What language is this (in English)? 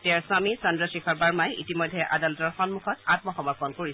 Assamese